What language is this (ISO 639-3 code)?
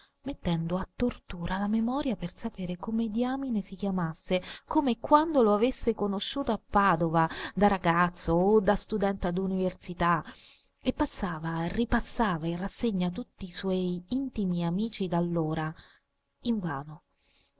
ita